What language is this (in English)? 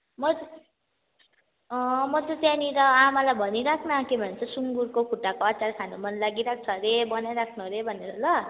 Nepali